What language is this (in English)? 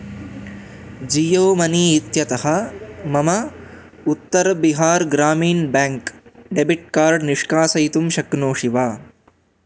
Sanskrit